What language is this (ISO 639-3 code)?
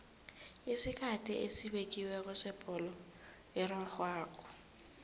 nbl